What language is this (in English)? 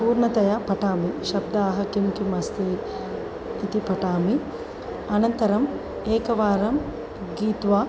Sanskrit